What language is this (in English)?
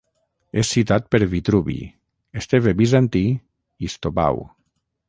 Catalan